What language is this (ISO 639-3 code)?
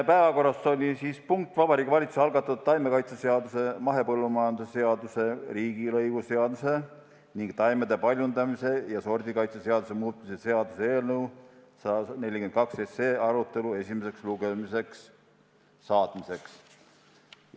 est